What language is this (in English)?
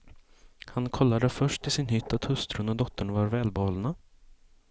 Swedish